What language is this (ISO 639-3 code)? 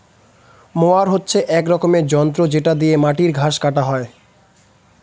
ben